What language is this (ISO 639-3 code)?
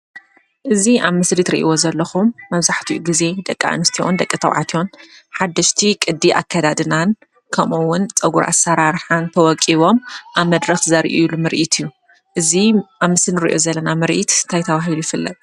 tir